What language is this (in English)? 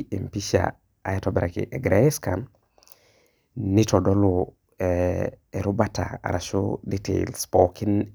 Masai